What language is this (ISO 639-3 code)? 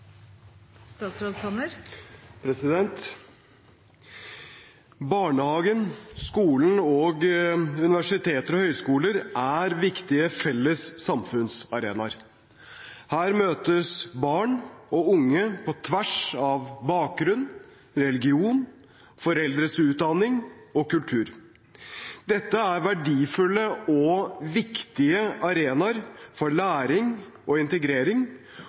nob